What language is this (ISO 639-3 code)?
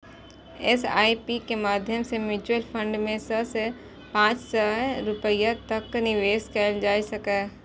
mai